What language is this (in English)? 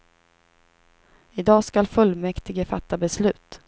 Swedish